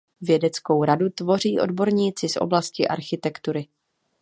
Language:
Czech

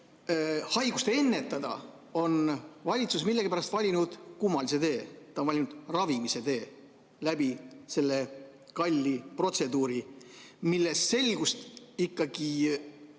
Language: Estonian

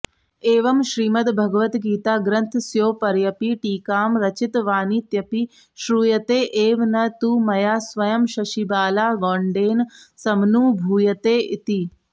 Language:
Sanskrit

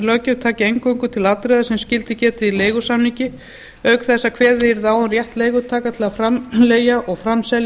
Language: Icelandic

